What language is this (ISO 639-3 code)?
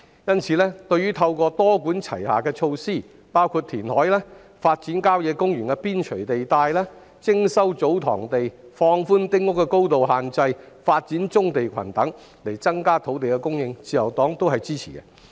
yue